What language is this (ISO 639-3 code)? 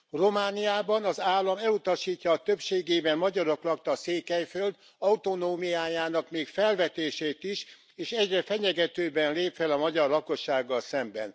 hun